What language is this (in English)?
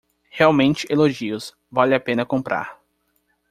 Portuguese